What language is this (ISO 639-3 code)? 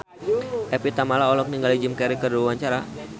sun